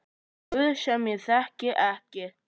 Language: Icelandic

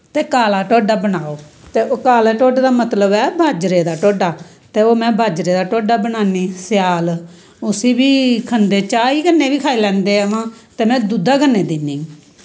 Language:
Dogri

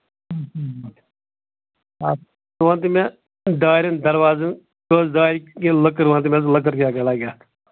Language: Kashmiri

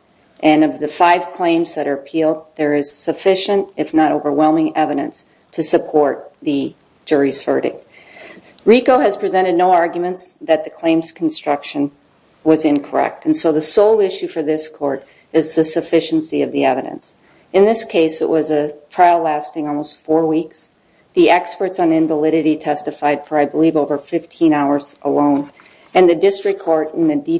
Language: English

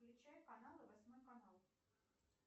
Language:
Russian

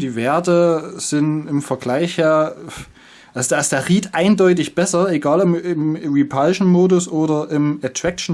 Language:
German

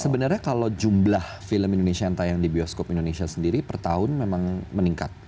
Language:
Indonesian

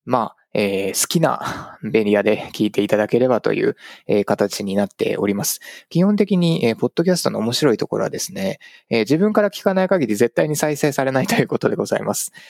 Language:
Japanese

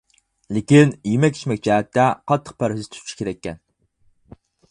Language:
Uyghur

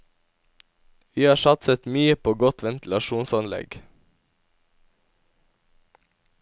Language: Norwegian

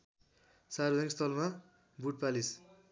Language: Nepali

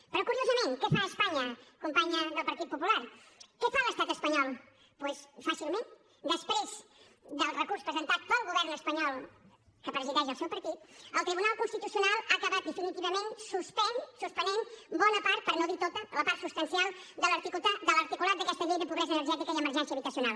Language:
Catalan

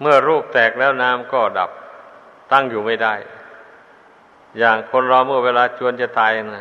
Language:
Thai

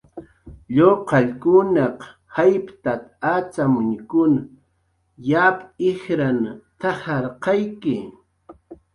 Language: Jaqaru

